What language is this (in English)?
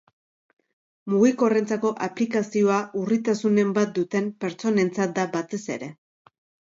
Basque